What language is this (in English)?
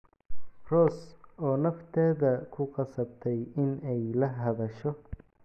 Somali